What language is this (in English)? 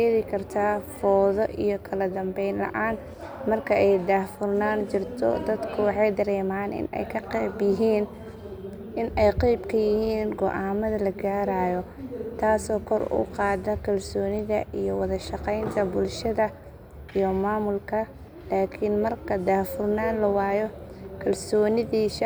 Somali